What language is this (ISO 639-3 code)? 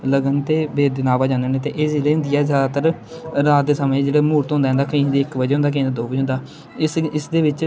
doi